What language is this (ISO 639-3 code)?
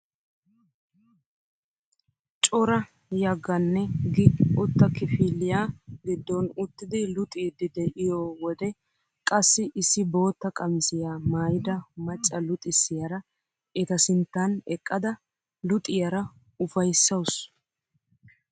wal